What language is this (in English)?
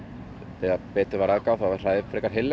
Icelandic